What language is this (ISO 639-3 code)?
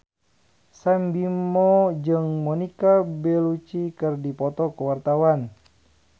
sun